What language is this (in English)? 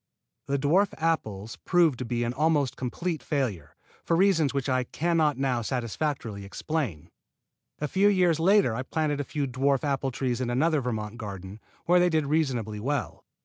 English